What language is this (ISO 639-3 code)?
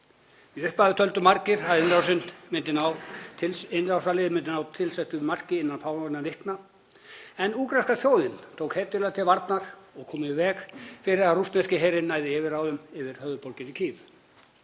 isl